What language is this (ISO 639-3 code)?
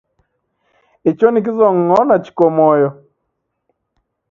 dav